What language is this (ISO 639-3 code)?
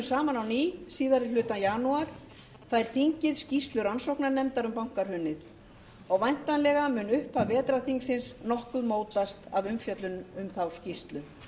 isl